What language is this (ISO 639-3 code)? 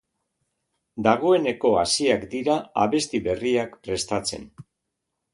eus